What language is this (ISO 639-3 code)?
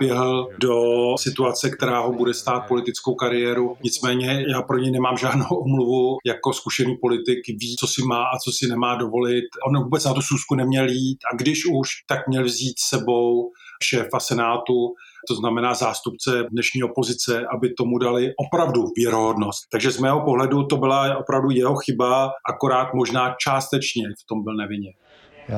ces